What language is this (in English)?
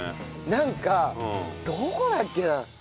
Japanese